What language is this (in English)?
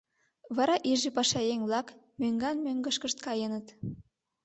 Mari